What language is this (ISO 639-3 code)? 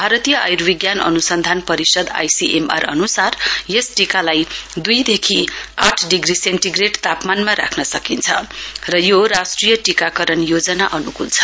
nep